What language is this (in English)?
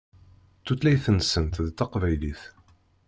Kabyle